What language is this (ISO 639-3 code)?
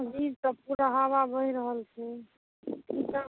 mai